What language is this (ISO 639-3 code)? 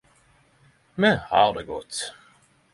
nno